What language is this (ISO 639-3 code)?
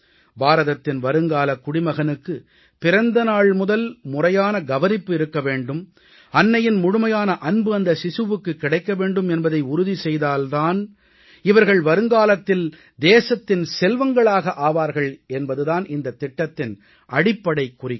tam